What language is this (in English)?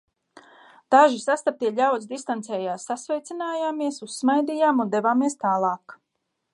Latvian